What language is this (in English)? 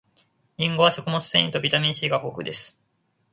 Japanese